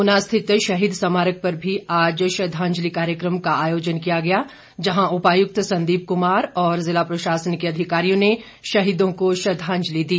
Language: Hindi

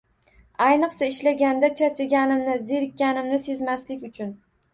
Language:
Uzbek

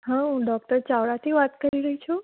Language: Gujarati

